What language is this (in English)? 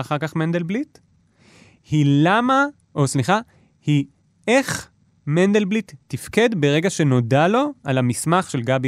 Hebrew